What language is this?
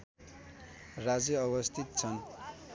Nepali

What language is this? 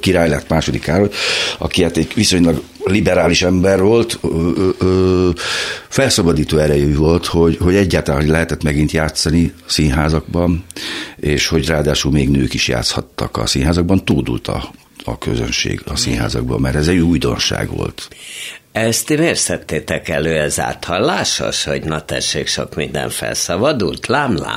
Hungarian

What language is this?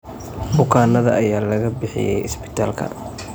Somali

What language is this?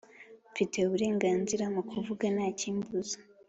Kinyarwanda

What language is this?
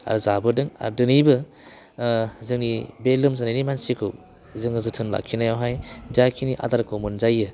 Bodo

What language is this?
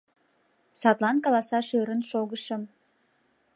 Mari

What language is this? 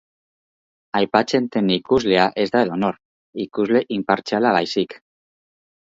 Basque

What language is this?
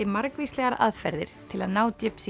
Icelandic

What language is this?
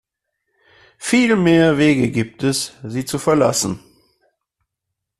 German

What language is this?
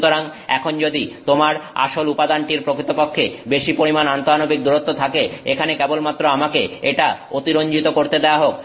Bangla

